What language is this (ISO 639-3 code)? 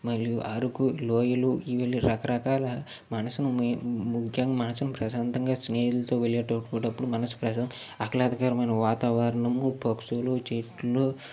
tel